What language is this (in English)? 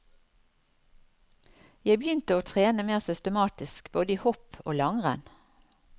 Norwegian